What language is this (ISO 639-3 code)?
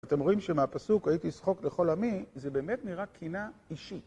heb